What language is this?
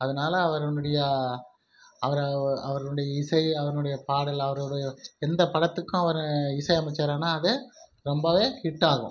Tamil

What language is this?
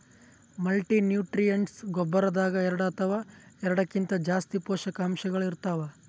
Kannada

